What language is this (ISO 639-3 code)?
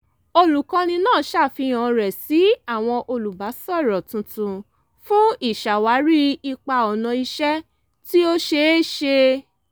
yor